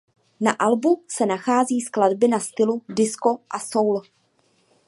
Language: Czech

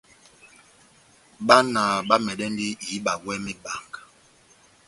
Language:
Batanga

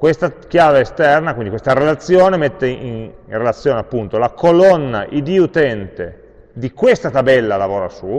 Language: Italian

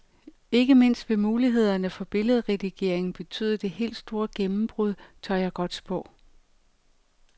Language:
Danish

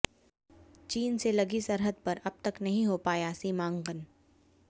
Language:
Hindi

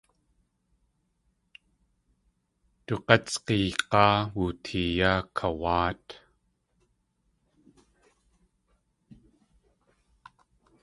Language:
Tlingit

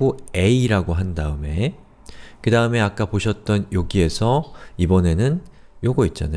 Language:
Korean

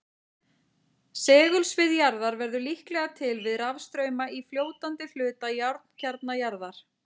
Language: Icelandic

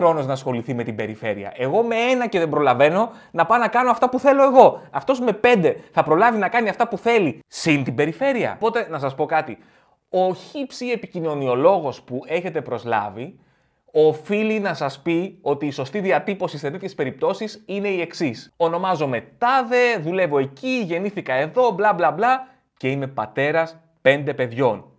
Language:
Greek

